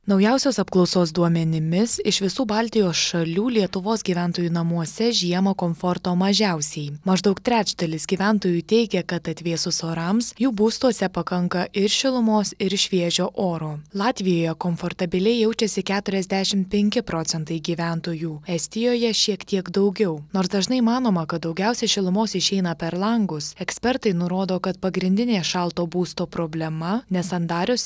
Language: Lithuanian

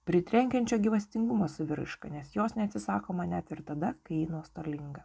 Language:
Lithuanian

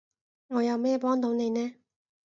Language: Cantonese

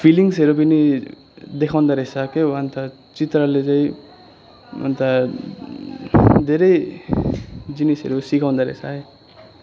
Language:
Nepali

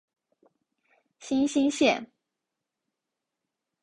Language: Chinese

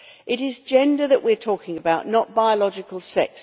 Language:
English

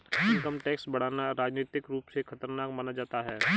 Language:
Hindi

